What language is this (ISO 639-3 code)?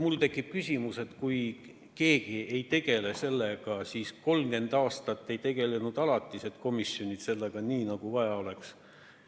est